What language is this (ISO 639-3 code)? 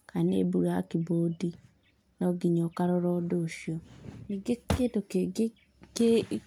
kik